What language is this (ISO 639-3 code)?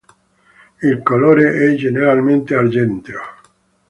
ita